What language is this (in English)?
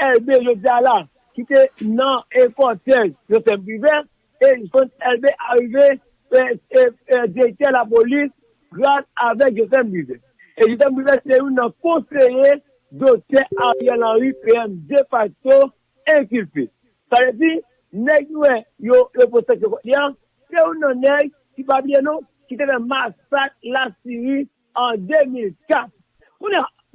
French